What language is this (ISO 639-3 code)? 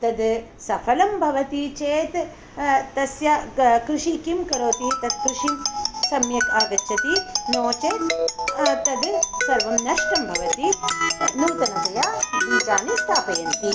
san